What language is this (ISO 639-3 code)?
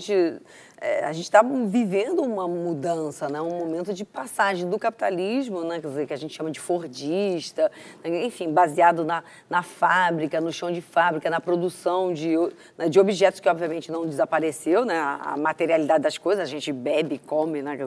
por